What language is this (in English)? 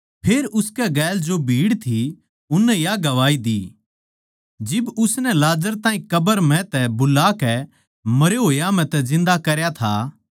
Haryanvi